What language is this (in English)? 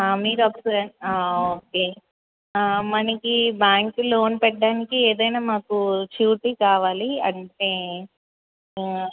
Telugu